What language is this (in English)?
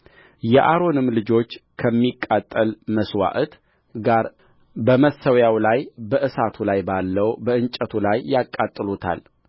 Amharic